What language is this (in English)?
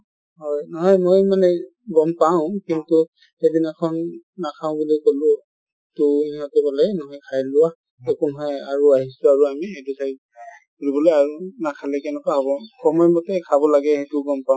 Assamese